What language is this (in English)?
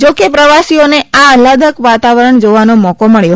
Gujarati